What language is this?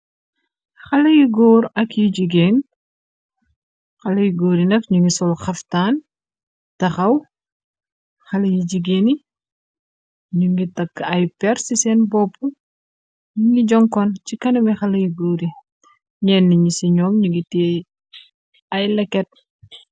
Wolof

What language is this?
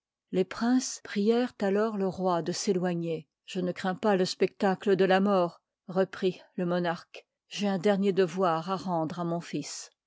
French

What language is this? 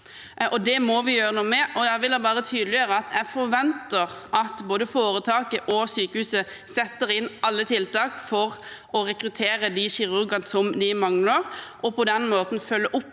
Norwegian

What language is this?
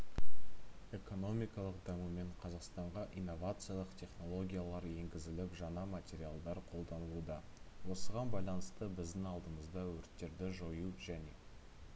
Kazakh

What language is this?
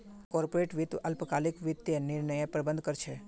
Magahi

